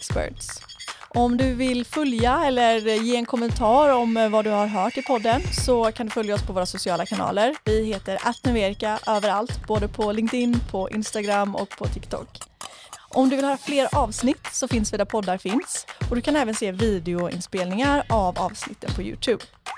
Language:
Swedish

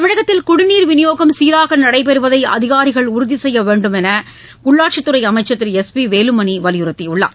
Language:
Tamil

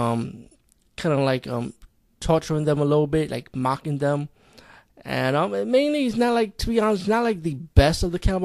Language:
English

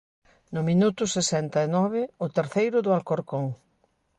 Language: Galician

